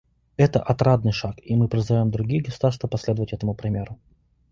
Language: Russian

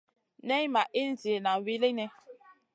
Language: Masana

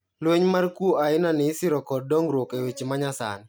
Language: Luo (Kenya and Tanzania)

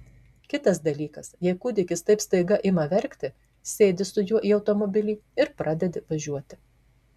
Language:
Lithuanian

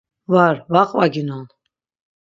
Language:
Laz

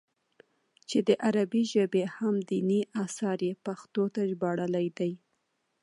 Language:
Pashto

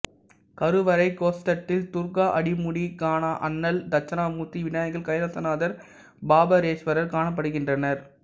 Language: Tamil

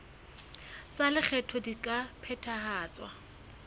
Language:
Southern Sotho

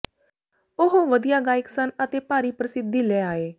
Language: Punjabi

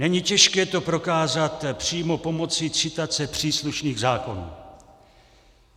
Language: Czech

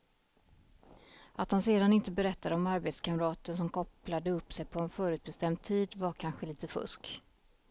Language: Swedish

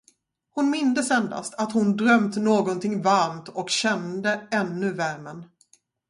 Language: Swedish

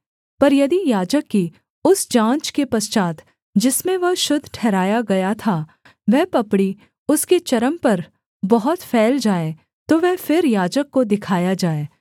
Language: Hindi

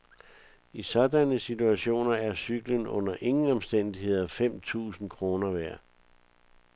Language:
Danish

